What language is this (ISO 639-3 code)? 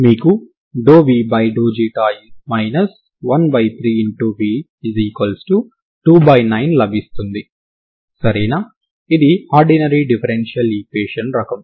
tel